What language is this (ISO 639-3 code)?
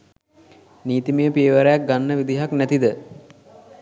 sin